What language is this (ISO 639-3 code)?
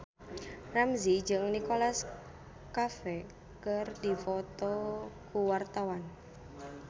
sun